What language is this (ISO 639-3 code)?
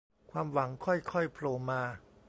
tha